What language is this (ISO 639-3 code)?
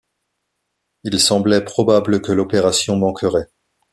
fra